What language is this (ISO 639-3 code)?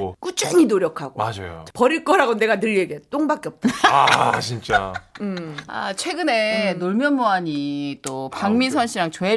kor